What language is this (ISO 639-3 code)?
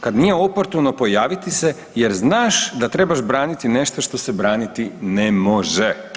hrv